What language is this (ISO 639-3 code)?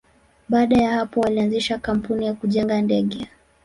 swa